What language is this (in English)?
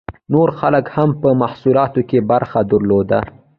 Pashto